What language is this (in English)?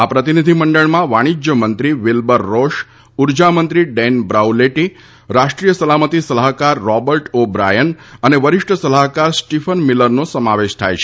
Gujarati